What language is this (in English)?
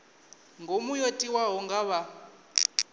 Venda